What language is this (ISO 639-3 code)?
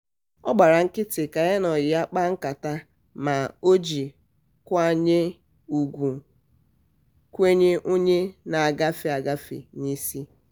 ibo